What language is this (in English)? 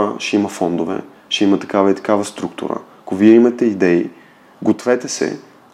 Bulgarian